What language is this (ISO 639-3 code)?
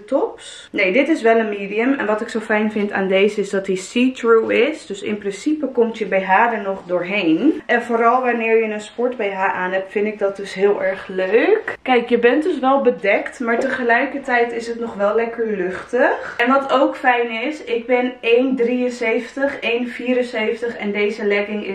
nld